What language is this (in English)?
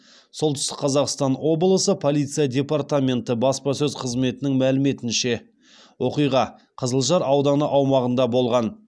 Kazakh